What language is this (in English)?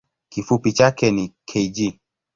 Swahili